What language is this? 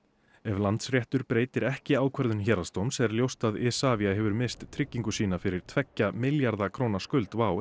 Icelandic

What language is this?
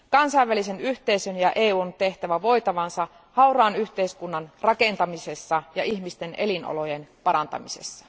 Finnish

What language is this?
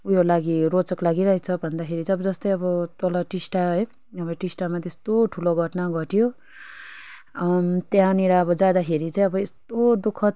Nepali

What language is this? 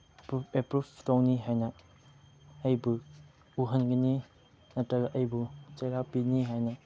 Manipuri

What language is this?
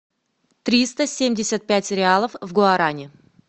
Russian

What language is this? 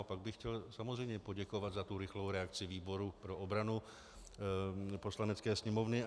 Czech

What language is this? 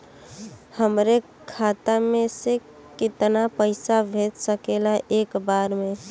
Bhojpuri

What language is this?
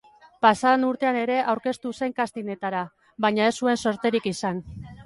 Basque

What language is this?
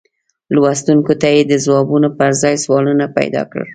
Pashto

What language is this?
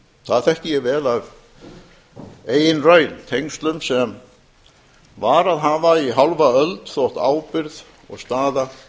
Icelandic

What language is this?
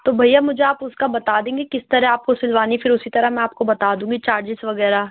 Urdu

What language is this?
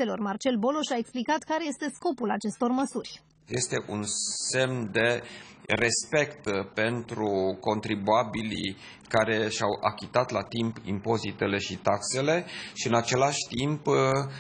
Romanian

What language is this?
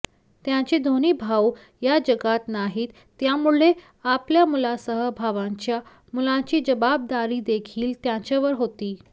Marathi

